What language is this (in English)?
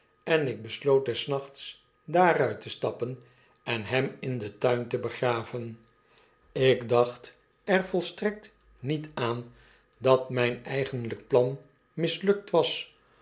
Dutch